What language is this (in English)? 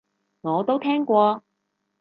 Cantonese